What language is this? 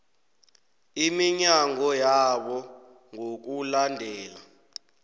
South Ndebele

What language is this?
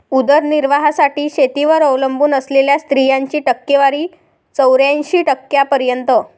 Marathi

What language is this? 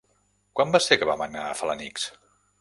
Catalan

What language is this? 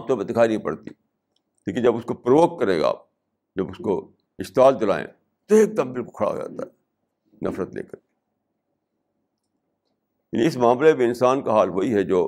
Urdu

